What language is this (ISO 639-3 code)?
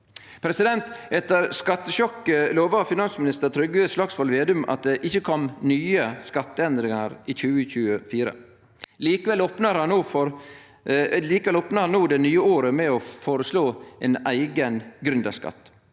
nor